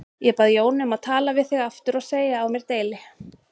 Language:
Icelandic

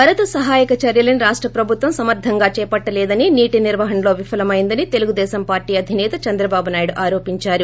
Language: Telugu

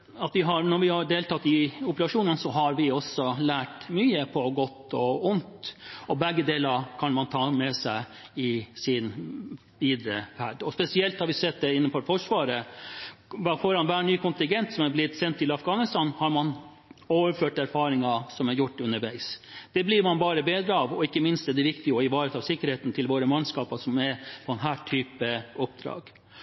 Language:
Norwegian Bokmål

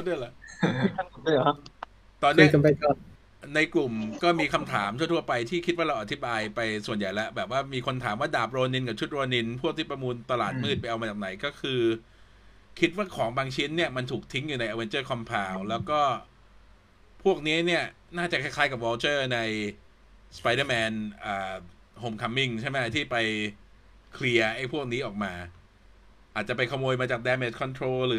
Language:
Thai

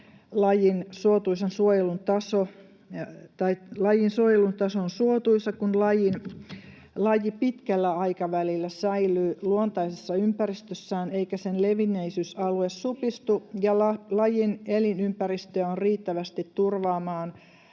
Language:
Finnish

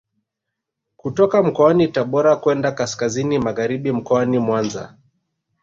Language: Swahili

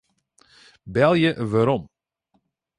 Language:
Western Frisian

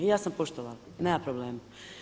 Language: Croatian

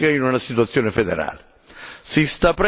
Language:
Italian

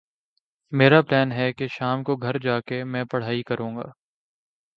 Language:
Urdu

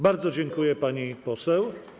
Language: Polish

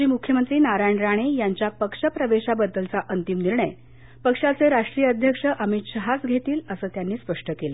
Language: Marathi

